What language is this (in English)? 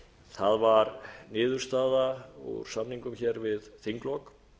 Icelandic